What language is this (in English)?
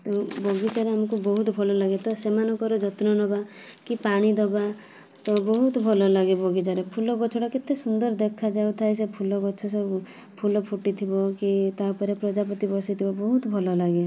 Odia